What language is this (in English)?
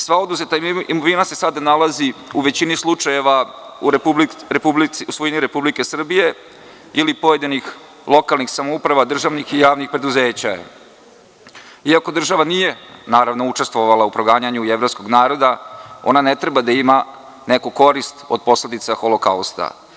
Serbian